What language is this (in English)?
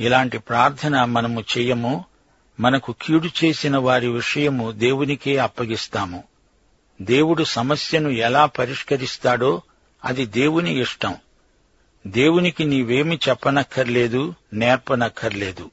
Telugu